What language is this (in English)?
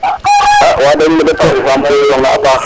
Serer